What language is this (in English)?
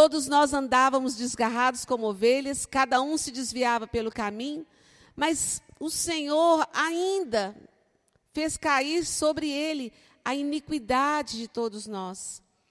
Portuguese